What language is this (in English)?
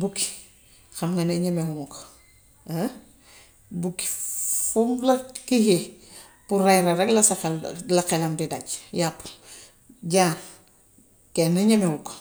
Gambian Wolof